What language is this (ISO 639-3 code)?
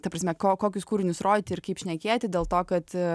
lit